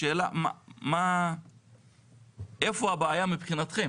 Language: Hebrew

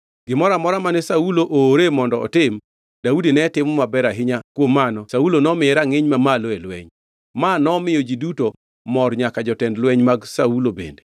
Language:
Luo (Kenya and Tanzania)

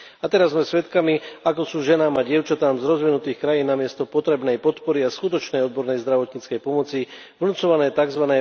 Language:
Slovak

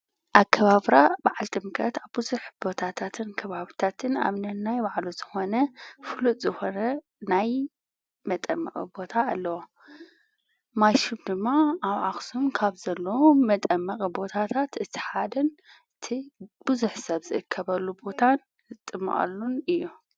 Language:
Tigrinya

